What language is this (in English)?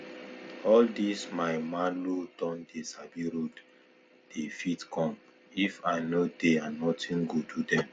Nigerian Pidgin